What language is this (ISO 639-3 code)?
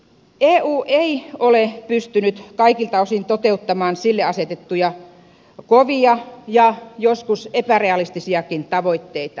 fin